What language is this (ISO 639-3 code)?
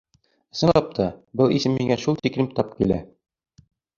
bak